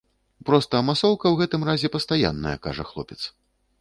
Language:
Belarusian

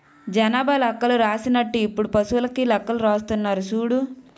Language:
Telugu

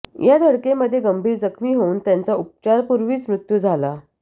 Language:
Marathi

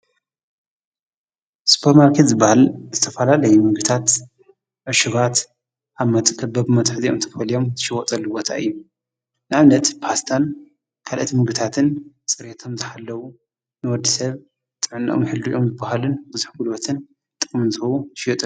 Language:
Tigrinya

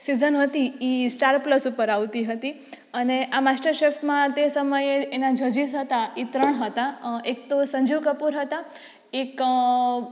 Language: Gujarati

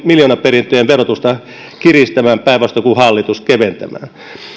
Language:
Finnish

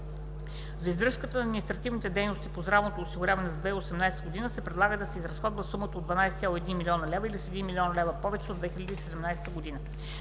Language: Bulgarian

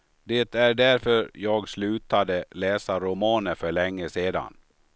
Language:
Swedish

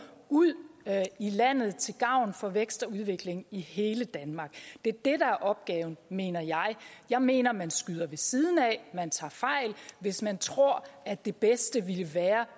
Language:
Danish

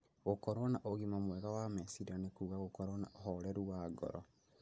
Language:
Kikuyu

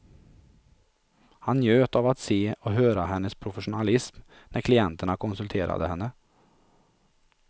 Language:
Swedish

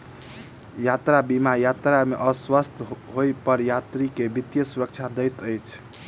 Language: Maithili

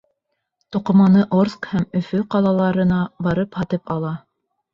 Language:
Bashkir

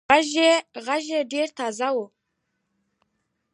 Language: Pashto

